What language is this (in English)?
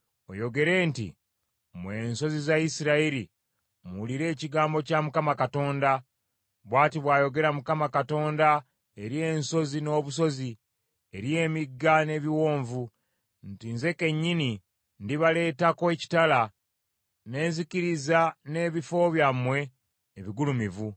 Ganda